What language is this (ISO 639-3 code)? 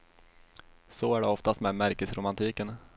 swe